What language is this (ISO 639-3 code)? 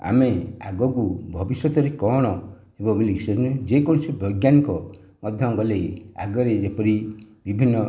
ori